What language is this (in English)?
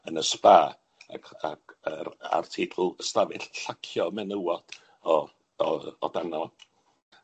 Welsh